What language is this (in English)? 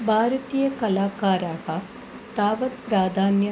Sanskrit